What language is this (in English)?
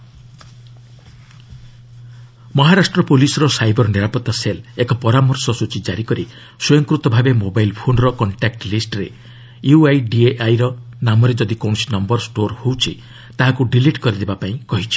Odia